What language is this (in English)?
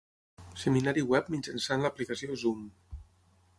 Catalan